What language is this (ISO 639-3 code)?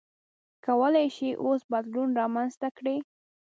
pus